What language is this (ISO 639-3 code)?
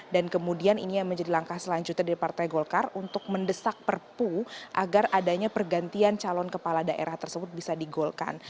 ind